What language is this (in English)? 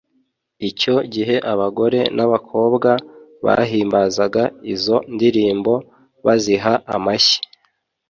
Kinyarwanda